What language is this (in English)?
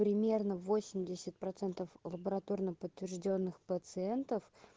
Russian